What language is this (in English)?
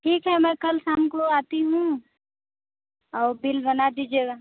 Hindi